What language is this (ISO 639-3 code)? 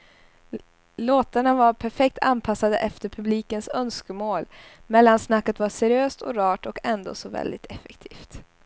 swe